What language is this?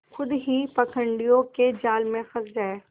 Hindi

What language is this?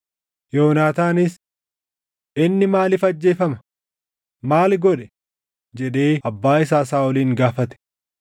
Oromo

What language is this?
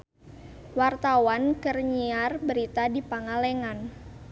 Sundanese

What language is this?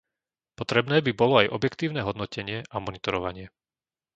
Slovak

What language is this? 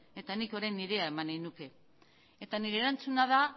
Basque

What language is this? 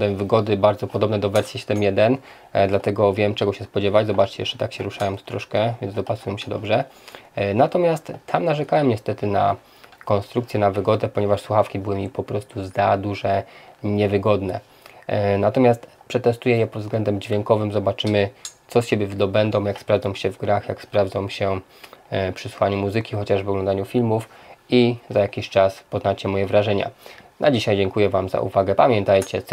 Polish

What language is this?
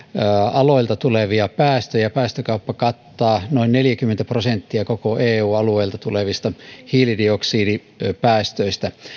Finnish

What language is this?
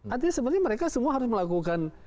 Indonesian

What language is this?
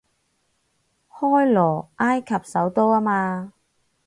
Cantonese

